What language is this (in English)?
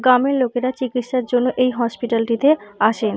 Bangla